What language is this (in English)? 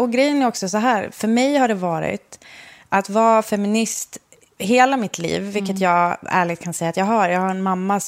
Swedish